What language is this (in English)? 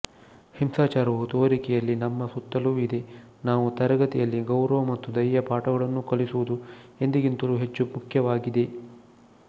Kannada